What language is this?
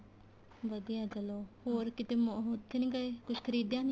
Punjabi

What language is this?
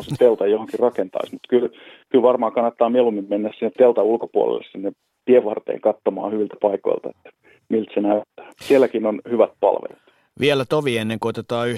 Finnish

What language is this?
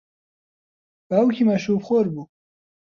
Central Kurdish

